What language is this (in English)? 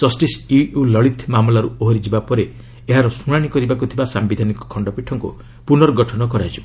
Odia